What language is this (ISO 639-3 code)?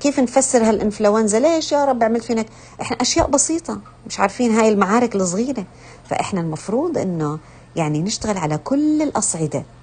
ara